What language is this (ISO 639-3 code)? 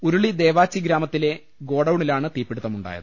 mal